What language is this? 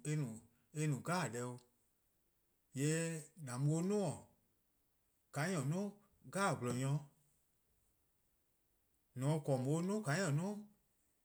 Eastern Krahn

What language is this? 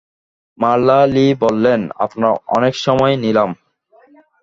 Bangla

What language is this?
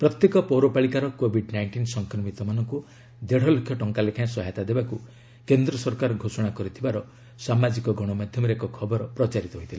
Odia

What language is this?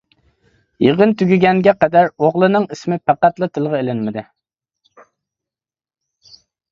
Uyghur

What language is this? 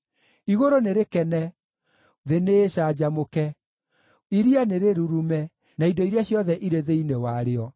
Kikuyu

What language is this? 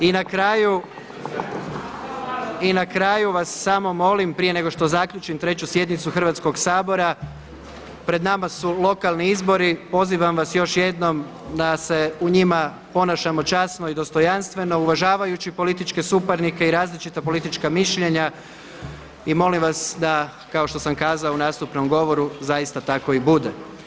Croatian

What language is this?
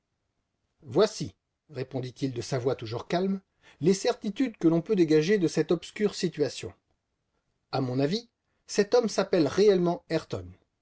French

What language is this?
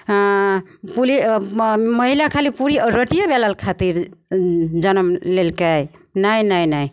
Maithili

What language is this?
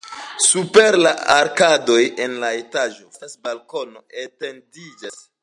Esperanto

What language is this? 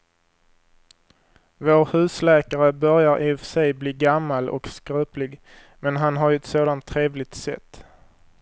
Swedish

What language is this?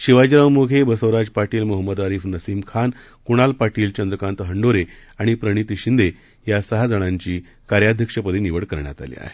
Marathi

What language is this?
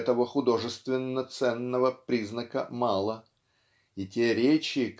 Russian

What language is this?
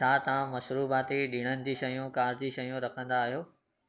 Sindhi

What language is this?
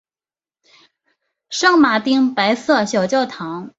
Chinese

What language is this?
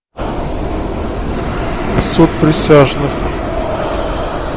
Russian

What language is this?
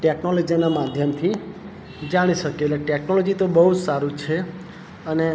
Gujarati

